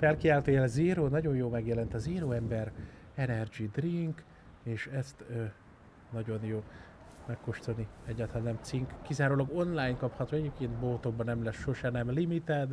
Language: Hungarian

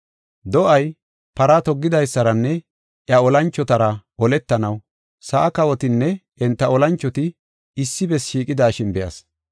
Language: Gofa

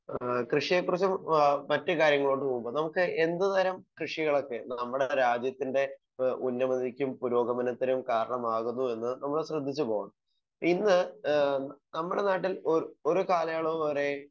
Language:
Malayalam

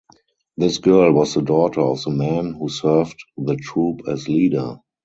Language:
English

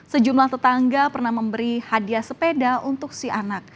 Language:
Indonesian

